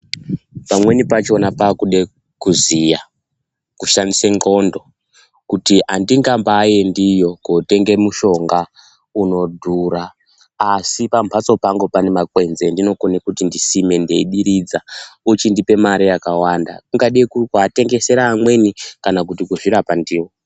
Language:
Ndau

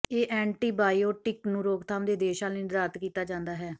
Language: Punjabi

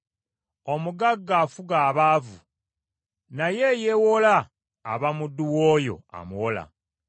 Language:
Ganda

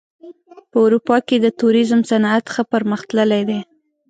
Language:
Pashto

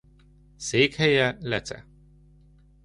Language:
Hungarian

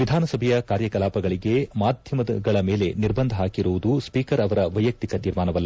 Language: Kannada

